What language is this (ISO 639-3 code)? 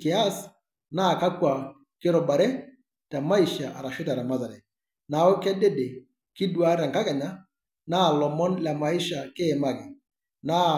mas